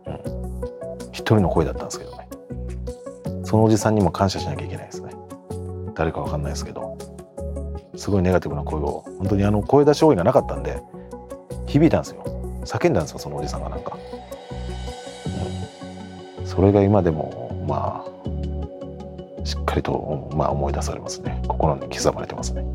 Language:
Japanese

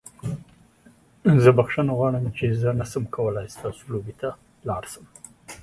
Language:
Pashto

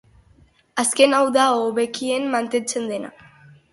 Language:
Basque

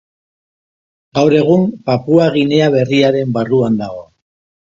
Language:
Basque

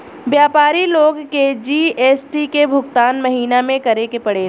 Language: Bhojpuri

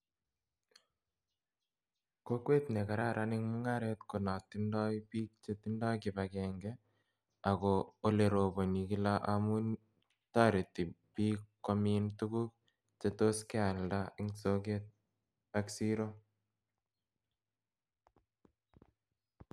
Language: Kalenjin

